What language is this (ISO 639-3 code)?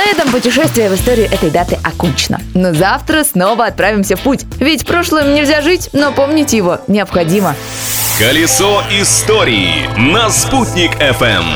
rus